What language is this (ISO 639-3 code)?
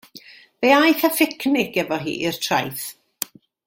cym